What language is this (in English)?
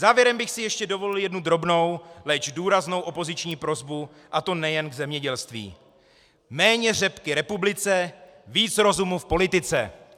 Czech